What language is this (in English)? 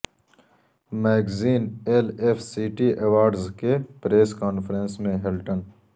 Urdu